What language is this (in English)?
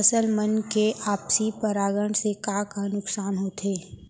Chhattisgarhi